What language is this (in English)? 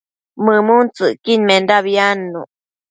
Matsés